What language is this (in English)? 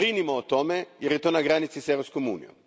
Croatian